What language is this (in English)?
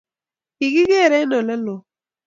Kalenjin